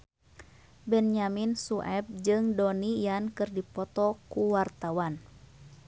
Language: Sundanese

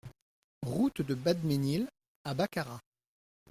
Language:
French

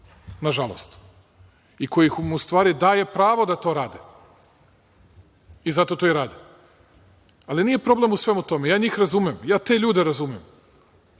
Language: Serbian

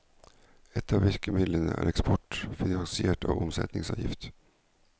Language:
Norwegian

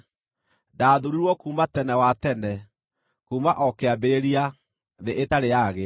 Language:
Kikuyu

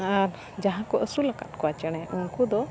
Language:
Santali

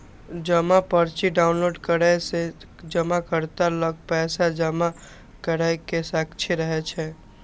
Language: Maithili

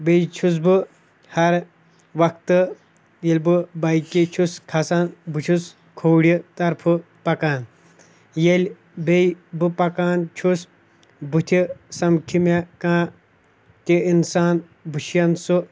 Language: Kashmiri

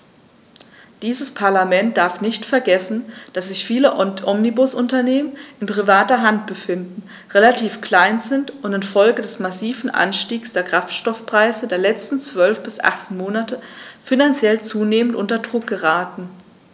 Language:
German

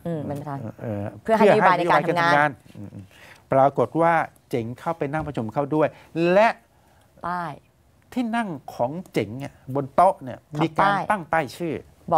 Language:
Thai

